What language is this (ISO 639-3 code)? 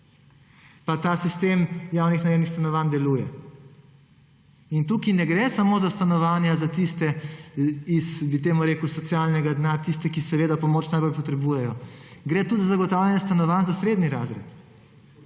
slv